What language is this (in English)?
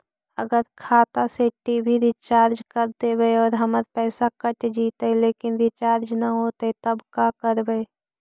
Magahi